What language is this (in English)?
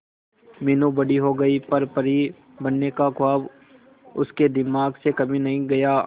Hindi